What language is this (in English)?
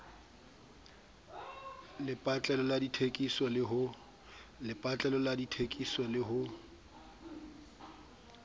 Southern Sotho